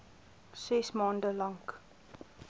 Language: Afrikaans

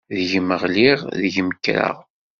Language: Kabyle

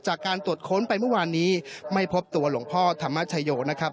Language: Thai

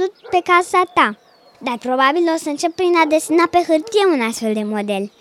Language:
Romanian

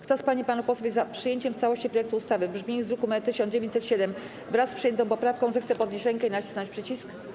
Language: Polish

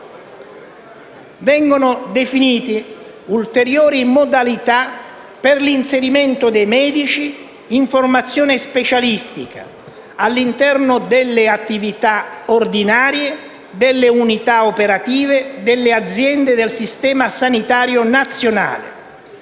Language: Italian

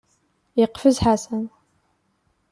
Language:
Kabyle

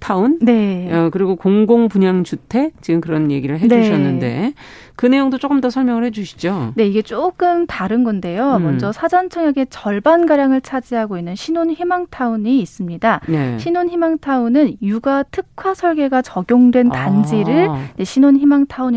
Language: Korean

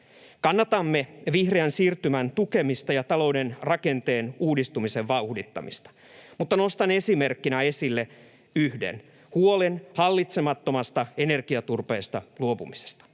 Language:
Finnish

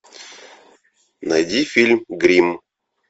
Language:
Russian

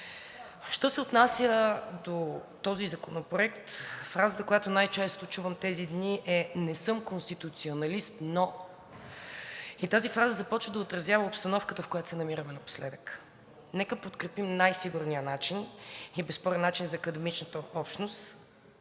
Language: Bulgarian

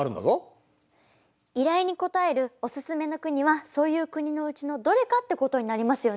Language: Japanese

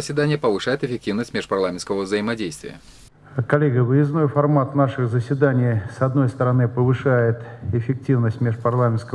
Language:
Russian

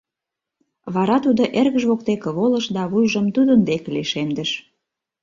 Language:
Mari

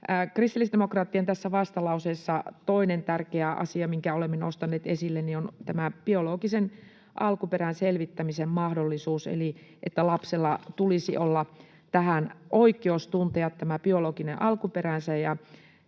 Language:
Finnish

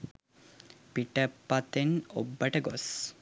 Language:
Sinhala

